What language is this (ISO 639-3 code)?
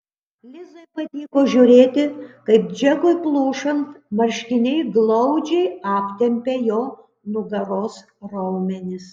lit